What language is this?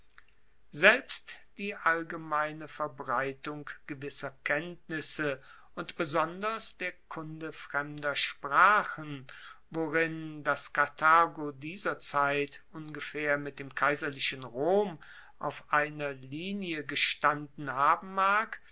German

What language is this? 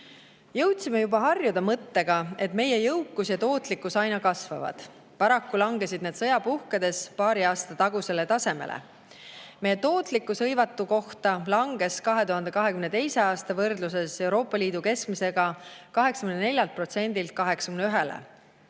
Estonian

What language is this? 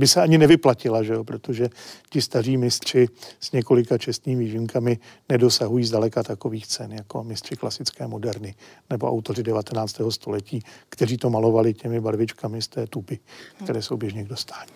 Czech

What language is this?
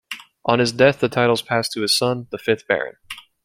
English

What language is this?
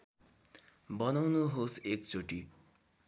Nepali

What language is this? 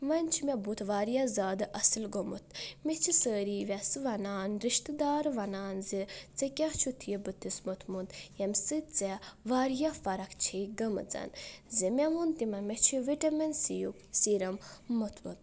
Kashmiri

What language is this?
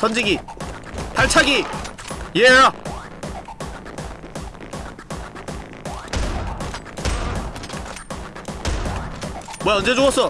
Korean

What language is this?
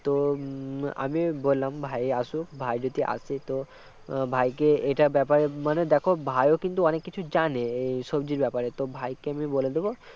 Bangla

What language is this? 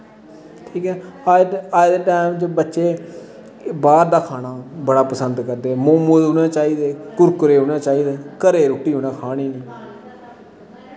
Dogri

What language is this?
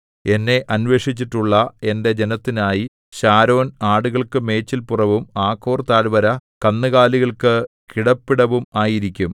Malayalam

